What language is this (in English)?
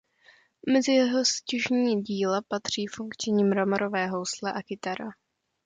Czech